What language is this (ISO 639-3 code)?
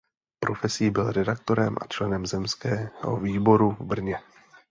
ces